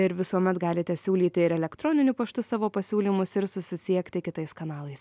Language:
Lithuanian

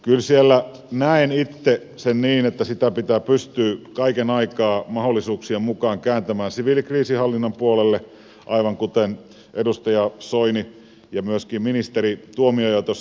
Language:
Finnish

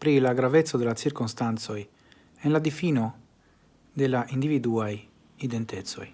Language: Italian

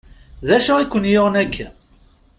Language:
Kabyle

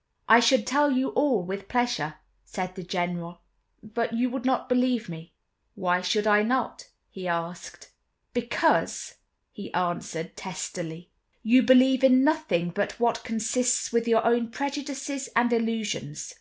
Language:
English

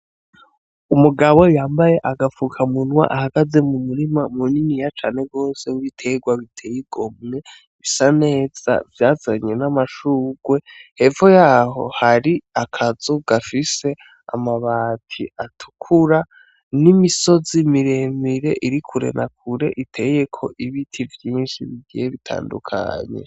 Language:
Rundi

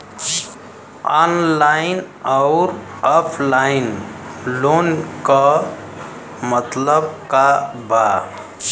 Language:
Bhojpuri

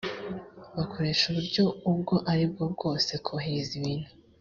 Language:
Kinyarwanda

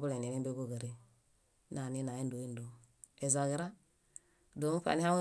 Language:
Bayot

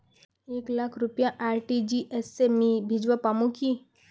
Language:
Magahi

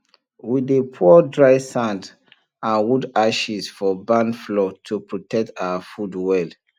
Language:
Nigerian Pidgin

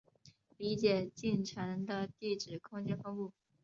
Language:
Chinese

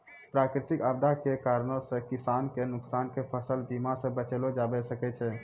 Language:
Maithili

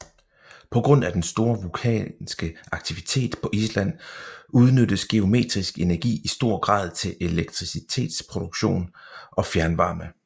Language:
Danish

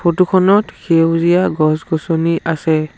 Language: Assamese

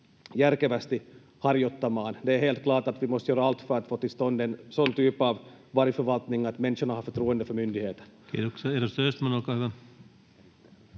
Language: Finnish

